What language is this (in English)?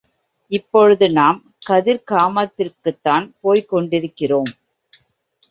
Tamil